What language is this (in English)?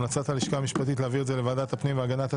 Hebrew